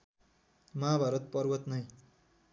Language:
Nepali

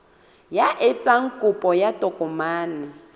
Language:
Southern Sotho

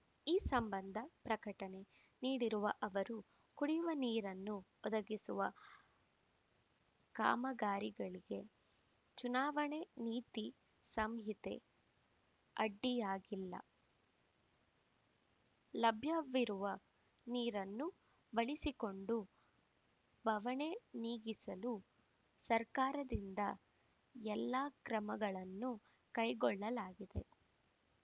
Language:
Kannada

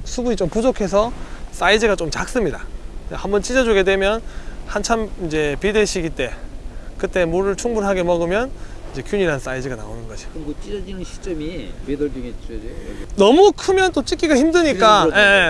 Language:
Korean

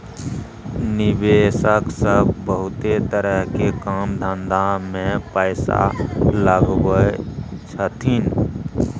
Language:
Maithili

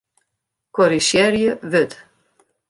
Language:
Western Frisian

